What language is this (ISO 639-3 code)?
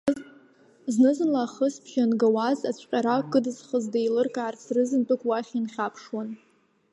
abk